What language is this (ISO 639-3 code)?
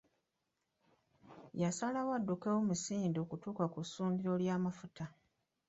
lug